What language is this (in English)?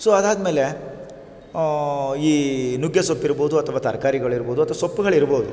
Kannada